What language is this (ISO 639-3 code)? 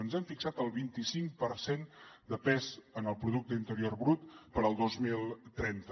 cat